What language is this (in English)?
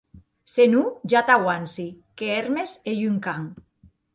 Occitan